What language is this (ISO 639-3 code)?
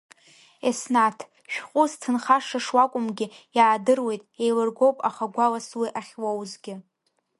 abk